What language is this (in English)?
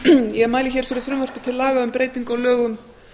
Icelandic